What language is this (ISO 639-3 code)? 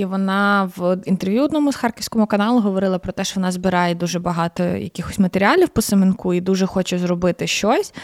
ukr